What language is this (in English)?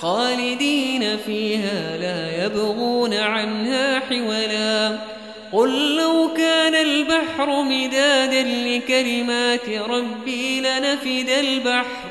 Arabic